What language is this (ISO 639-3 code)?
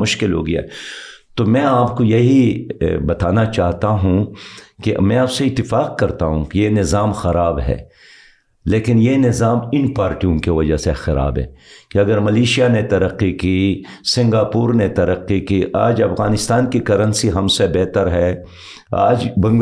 urd